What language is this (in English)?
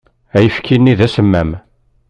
Kabyle